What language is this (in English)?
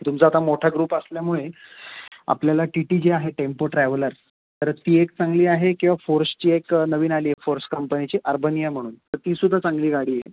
Marathi